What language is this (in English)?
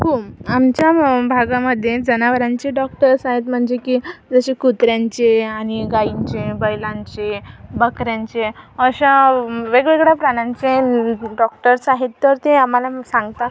Marathi